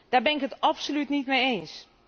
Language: Dutch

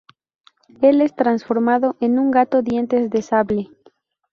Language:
Spanish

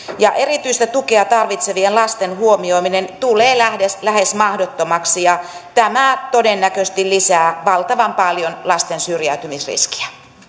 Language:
Finnish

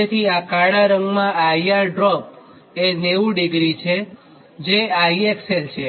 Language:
Gujarati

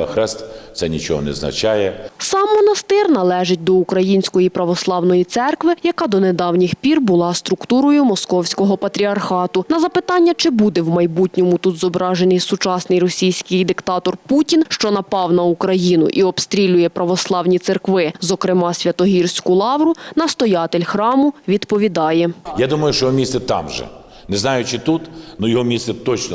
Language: Ukrainian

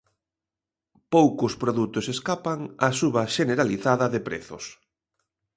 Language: Galician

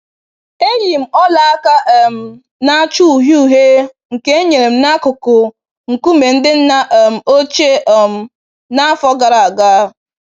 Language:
Igbo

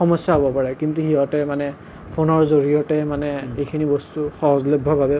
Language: Assamese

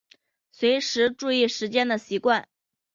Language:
Chinese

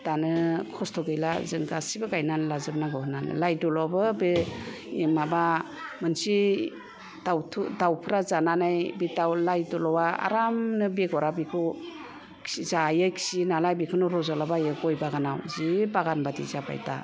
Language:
Bodo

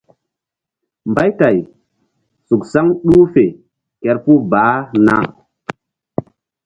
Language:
Mbum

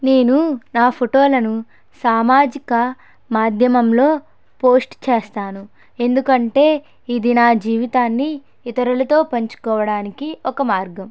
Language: Telugu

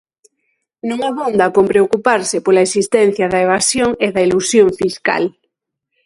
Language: Galician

